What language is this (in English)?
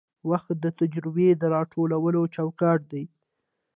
Pashto